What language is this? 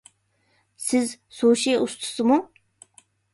Uyghur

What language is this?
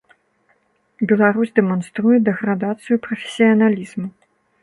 Belarusian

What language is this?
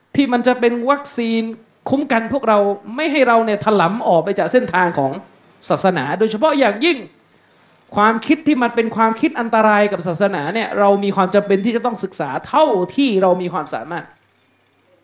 Thai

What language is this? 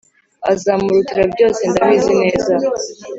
Kinyarwanda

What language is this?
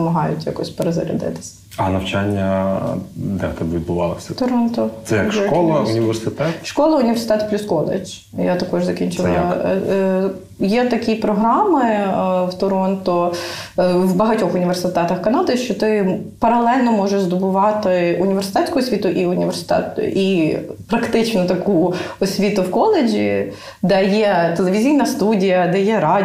Ukrainian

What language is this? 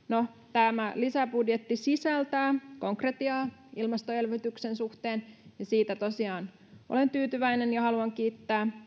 Finnish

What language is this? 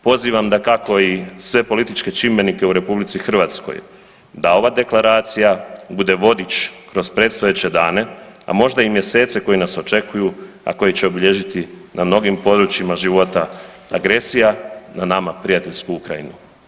Croatian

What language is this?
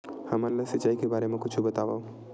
Chhattisgarhi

